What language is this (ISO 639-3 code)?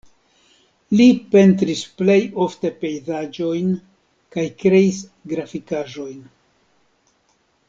epo